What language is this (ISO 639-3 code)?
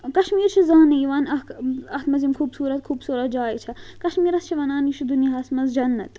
kas